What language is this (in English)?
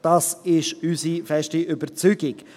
Swiss German